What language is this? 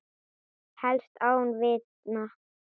Icelandic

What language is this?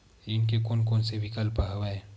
Chhattisgarhi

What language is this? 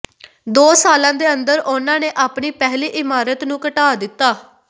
Punjabi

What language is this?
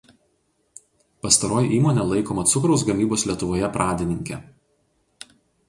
Lithuanian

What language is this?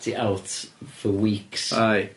Welsh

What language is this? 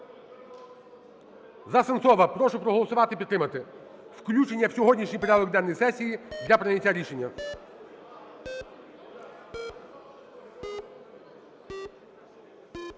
Ukrainian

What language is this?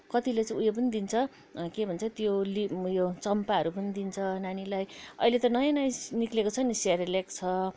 Nepali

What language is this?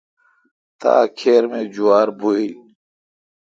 Kalkoti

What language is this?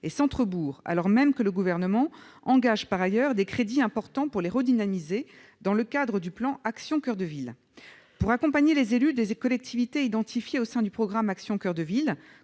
French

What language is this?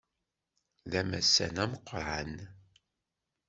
Kabyle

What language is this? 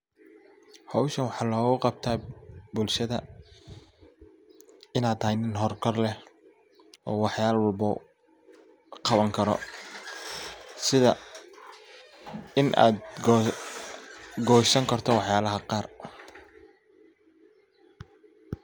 Somali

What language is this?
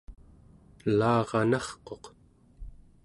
Central Yupik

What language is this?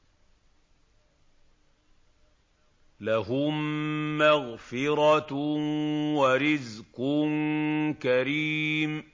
Arabic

